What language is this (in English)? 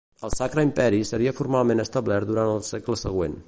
Catalan